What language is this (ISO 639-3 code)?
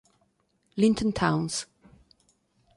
ita